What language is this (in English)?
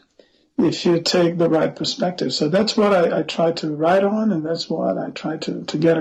English